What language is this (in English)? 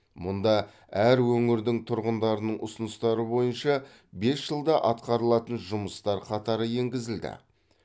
Kazakh